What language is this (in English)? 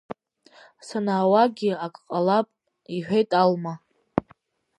Abkhazian